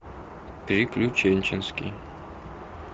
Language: Russian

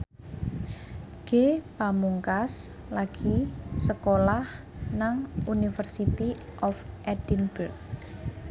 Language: Javanese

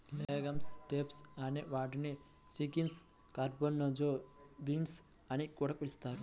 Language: Telugu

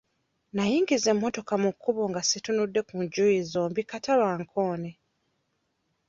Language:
Ganda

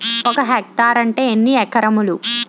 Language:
Telugu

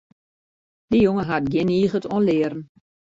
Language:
Western Frisian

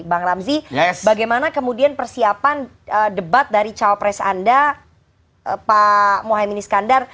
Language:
Indonesian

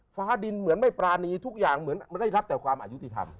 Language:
Thai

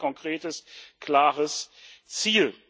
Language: German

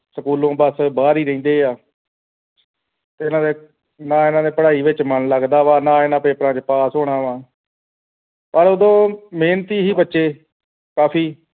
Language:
Punjabi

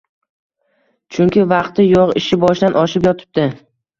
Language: Uzbek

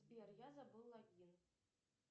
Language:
Russian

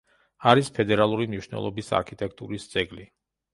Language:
Georgian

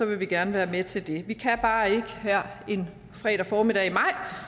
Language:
Danish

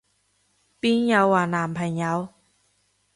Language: Cantonese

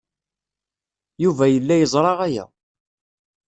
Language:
Kabyle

